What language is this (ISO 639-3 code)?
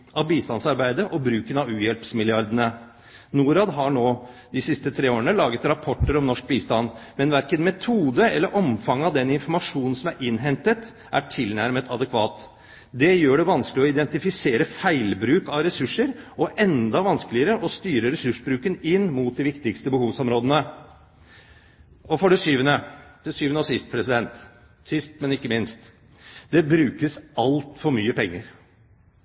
nob